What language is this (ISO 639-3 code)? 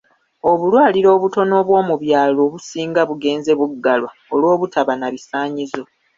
lug